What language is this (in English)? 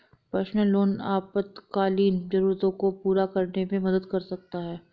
Hindi